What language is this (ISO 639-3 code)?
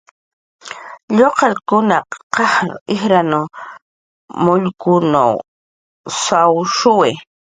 jqr